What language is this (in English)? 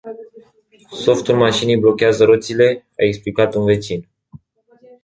Romanian